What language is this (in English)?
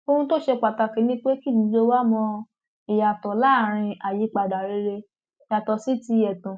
Yoruba